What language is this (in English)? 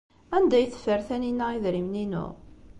Kabyle